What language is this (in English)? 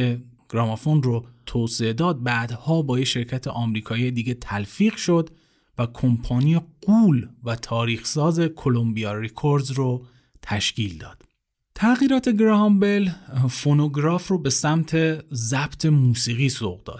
Persian